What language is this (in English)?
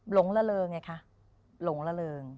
Thai